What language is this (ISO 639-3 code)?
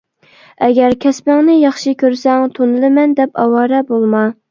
uig